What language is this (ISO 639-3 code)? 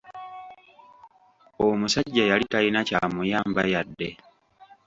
lug